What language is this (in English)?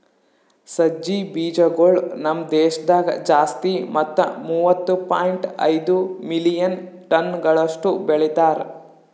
Kannada